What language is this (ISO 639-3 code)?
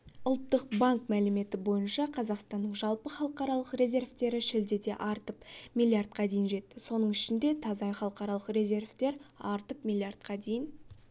kaz